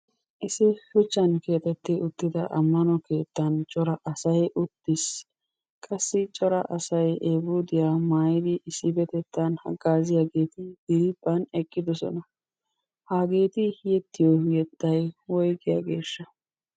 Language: Wolaytta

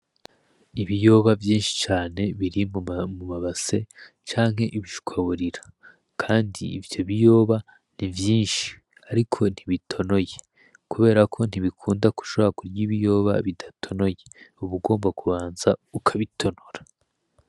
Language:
Rundi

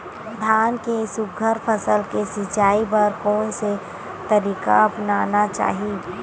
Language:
Chhattisgarhi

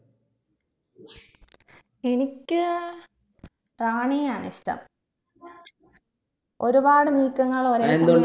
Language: Malayalam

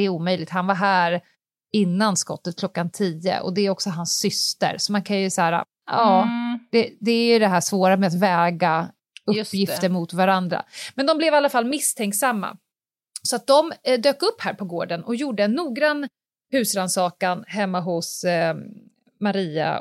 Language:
Swedish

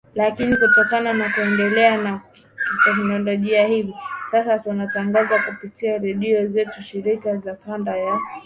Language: Swahili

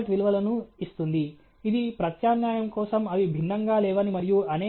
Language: Telugu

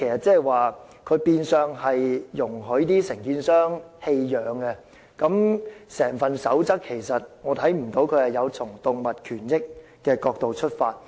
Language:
Cantonese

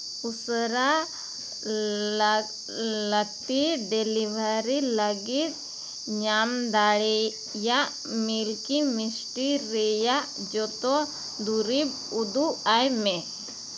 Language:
Santali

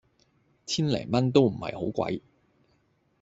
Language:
Cantonese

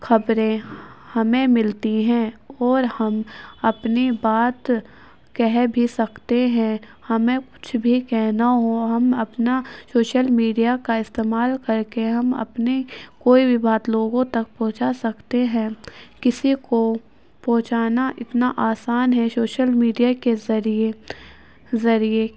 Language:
Urdu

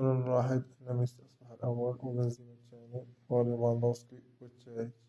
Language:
Arabic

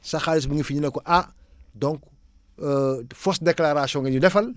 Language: Wolof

